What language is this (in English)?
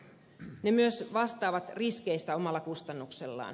Finnish